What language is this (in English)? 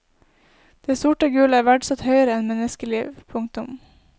Norwegian